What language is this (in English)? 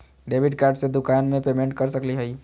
Magahi